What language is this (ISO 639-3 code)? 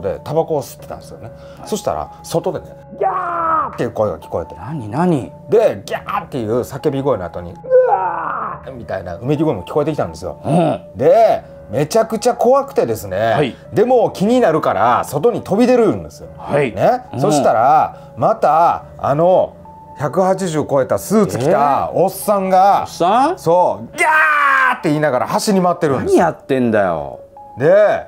jpn